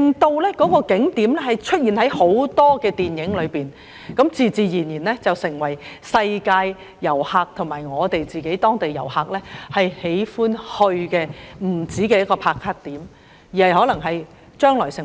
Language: Cantonese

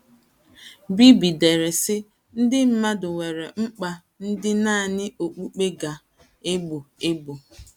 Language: Igbo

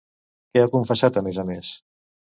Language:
Catalan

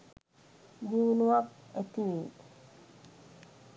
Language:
Sinhala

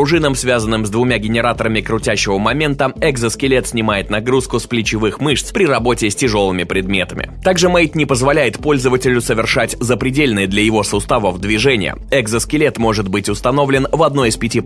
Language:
Russian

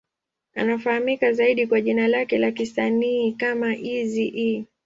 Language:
Swahili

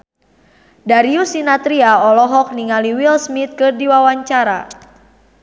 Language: Sundanese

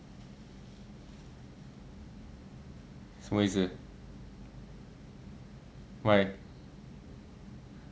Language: English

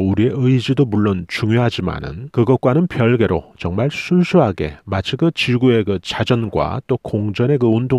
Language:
Korean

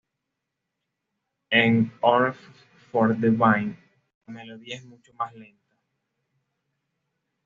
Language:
Spanish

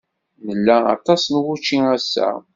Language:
Kabyle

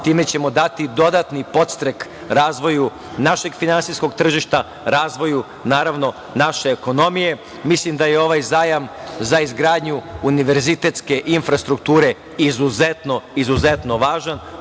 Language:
Serbian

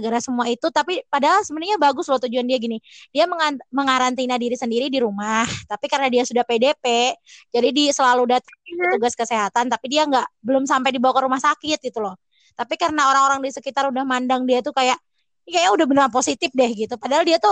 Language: Indonesian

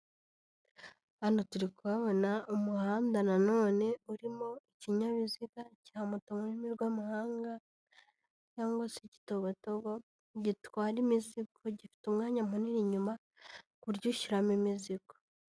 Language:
Kinyarwanda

